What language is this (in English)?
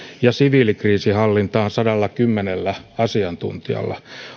Finnish